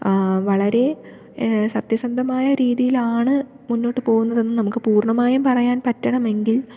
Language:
Malayalam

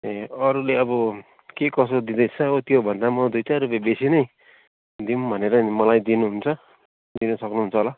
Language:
Nepali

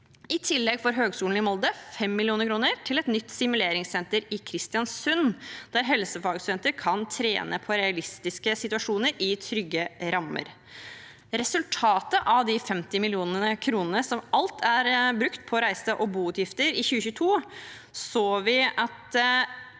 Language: Norwegian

